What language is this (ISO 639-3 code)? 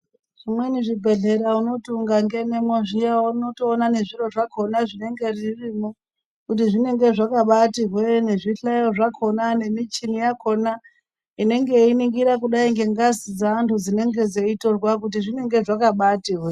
ndc